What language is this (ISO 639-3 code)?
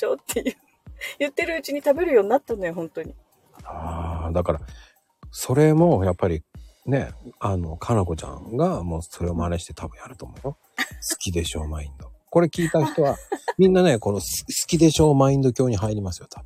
jpn